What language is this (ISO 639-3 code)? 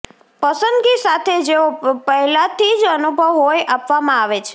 guj